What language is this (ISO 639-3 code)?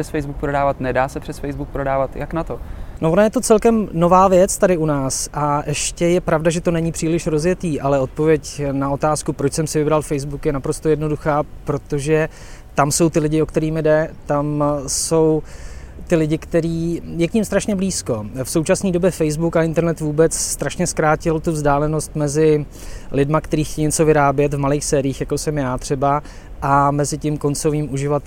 ces